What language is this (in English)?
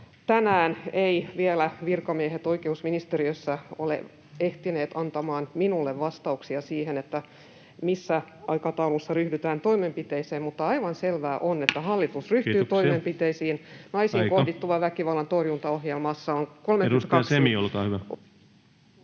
Finnish